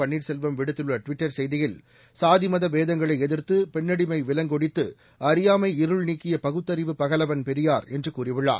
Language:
Tamil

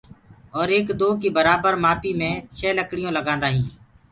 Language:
Gurgula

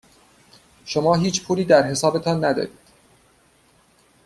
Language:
Persian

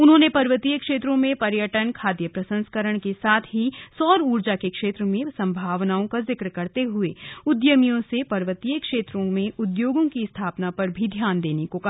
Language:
Hindi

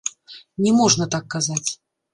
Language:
Belarusian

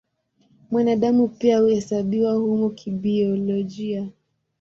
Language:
Swahili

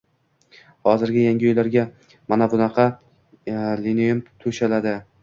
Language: Uzbek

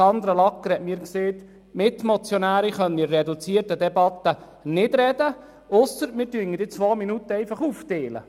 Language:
Swiss German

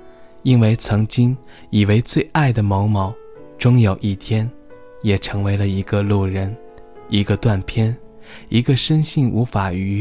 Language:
Chinese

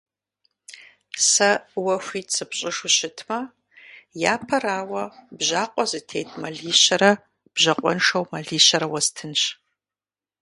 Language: Kabardian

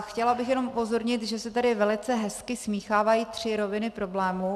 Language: Czech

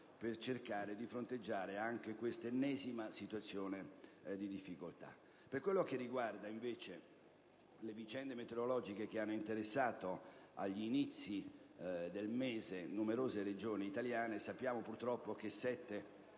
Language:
Italian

